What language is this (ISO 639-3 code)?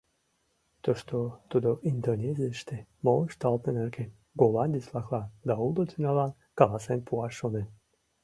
chm